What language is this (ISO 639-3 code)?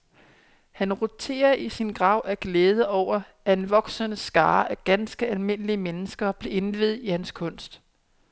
dan